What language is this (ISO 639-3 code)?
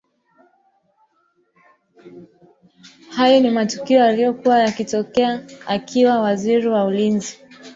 swa